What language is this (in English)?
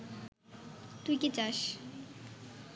Bangla